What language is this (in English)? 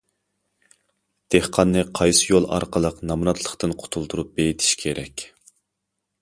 Uyghur